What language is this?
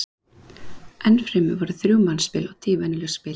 Icelandic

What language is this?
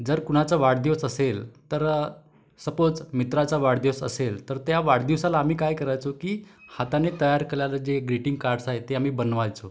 Marathi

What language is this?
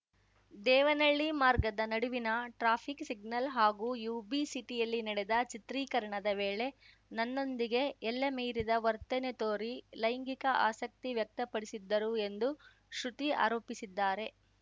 Kannada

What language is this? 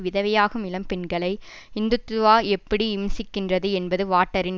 Tamil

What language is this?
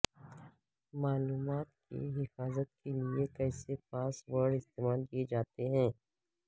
Urdu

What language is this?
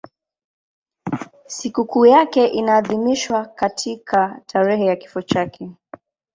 Swahili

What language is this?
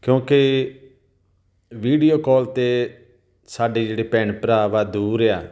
Punjabi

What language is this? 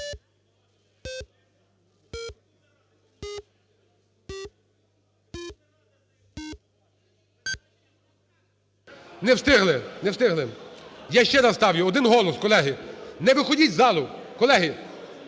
Ukrainian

